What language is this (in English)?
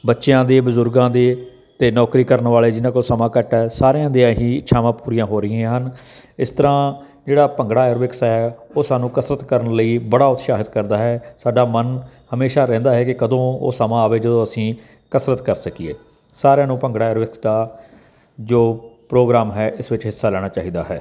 Punjabi